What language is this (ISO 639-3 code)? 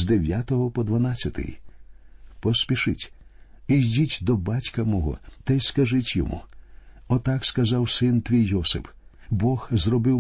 ukr